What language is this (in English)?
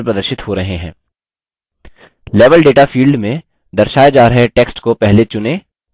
Hindi